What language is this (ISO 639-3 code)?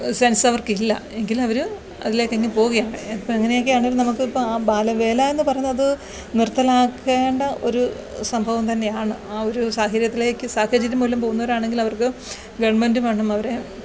mal